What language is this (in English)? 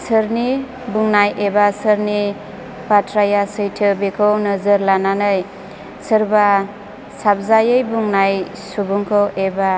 Bodo